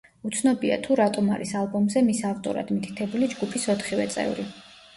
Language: Georgian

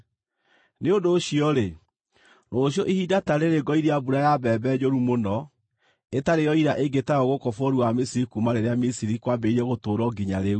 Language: Kikuyu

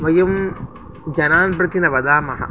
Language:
Sanskrit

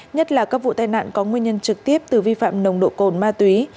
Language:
Vietnamese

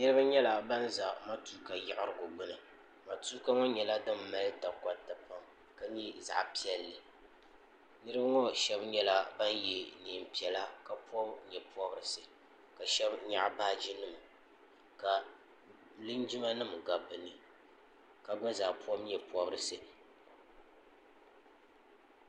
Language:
Dagbani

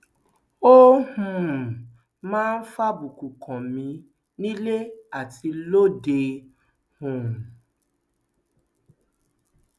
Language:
Yoruba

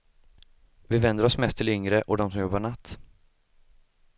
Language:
Swedish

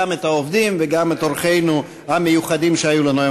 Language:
Hebrew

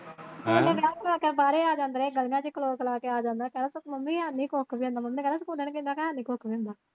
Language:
Punjabi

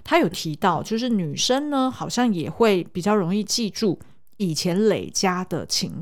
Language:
Chinese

